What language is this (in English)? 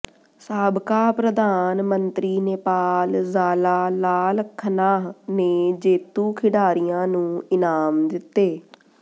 Punjabi